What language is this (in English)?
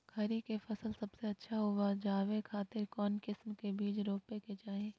Magahi